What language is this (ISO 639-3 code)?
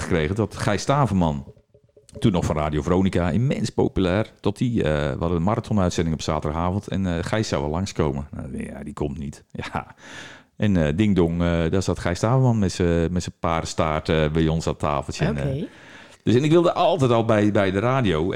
nld